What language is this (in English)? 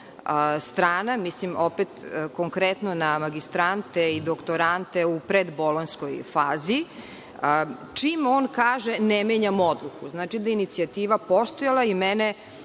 Serbian